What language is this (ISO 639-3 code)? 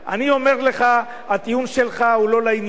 heb